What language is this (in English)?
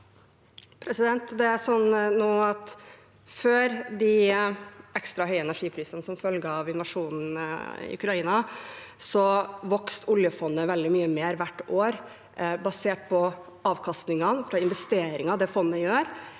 Norwegian